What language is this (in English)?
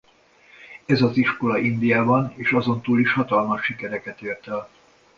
Hungarian